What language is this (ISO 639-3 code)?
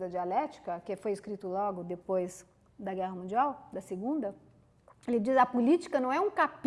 por